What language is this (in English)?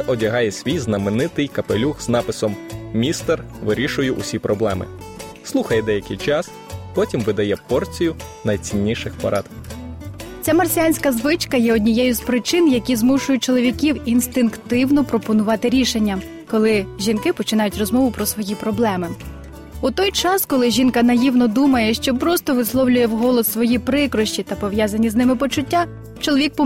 Ukrainian